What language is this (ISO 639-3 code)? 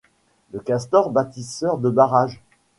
fra